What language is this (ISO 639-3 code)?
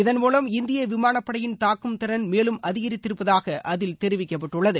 tam